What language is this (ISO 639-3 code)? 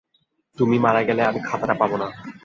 ben